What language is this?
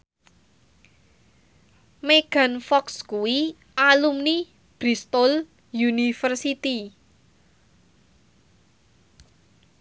Javanese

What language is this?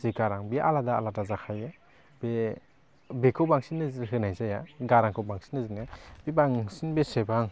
Bodo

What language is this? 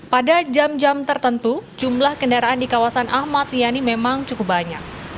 Indonesian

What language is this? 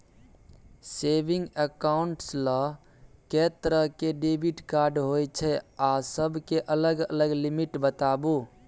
Maithili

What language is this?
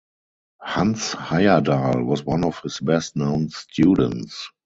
English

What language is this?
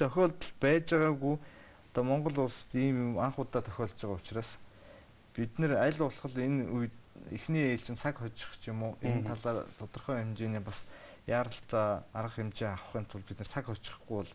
Korean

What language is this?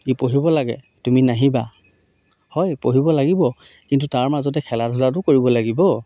Assamese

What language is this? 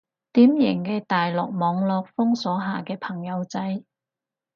Cantonese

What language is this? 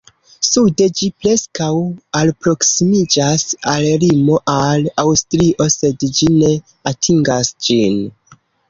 Esperanto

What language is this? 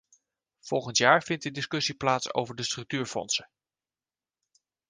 Dutch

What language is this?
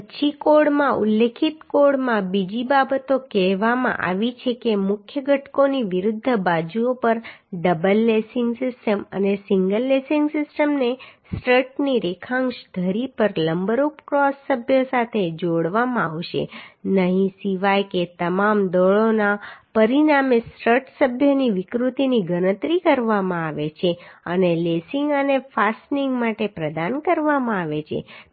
Gujarati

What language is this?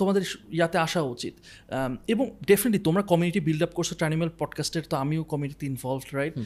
Bangla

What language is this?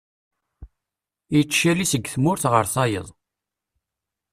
Kabyle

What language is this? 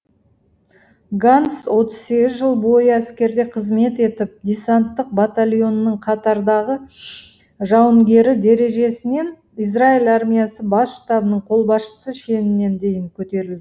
Kazakh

